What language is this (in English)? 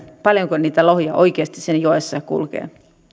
Finnish